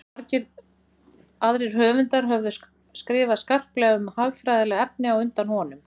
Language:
Icelandic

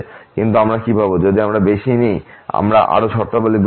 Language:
Bangla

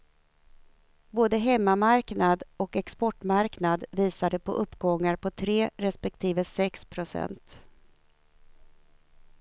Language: Swedish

